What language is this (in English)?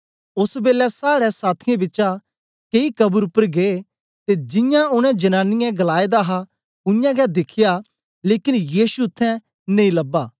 Dogri